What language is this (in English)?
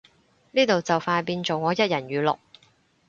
Cantonese